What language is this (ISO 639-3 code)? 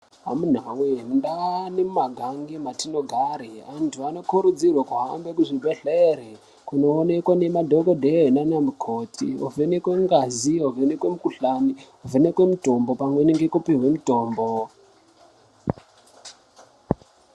ndc